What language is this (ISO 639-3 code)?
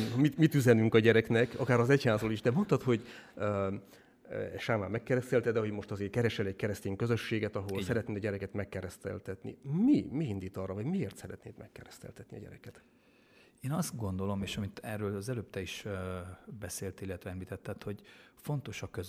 hun